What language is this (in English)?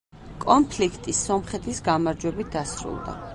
Georgian